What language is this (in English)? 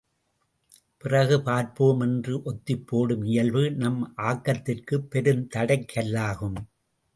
Tamil